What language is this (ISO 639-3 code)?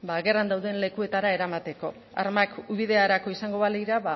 eus